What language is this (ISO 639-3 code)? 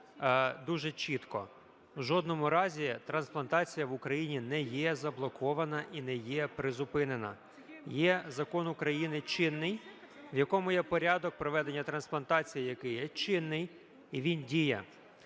ukr